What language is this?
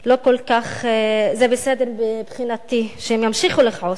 Hebrew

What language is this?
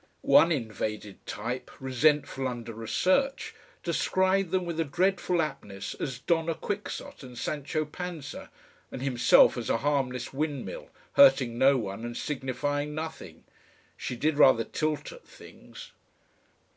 English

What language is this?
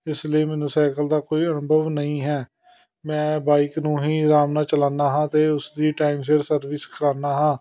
Punjabi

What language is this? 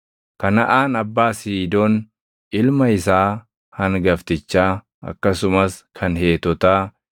Oromo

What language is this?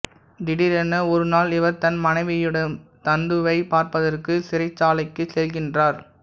Tamil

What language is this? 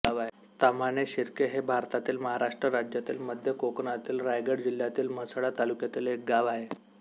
Marathi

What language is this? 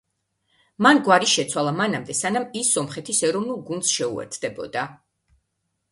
Georgian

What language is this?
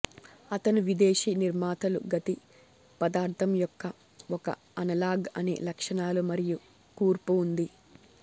Telugu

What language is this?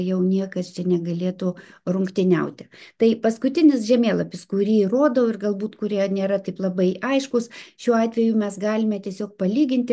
Lithuanian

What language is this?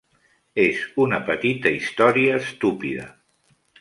Catalan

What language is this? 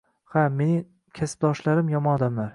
Uzbek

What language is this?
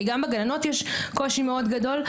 Hebrew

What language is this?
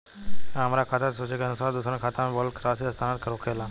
Bhojpuri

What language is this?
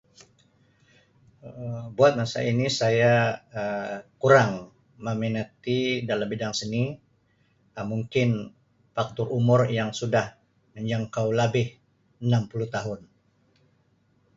Sabah Malay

